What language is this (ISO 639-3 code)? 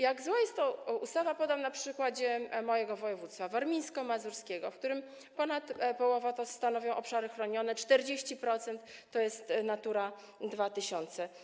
pol